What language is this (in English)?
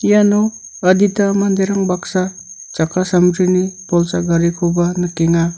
Garo